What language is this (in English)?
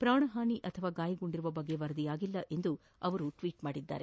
Kannada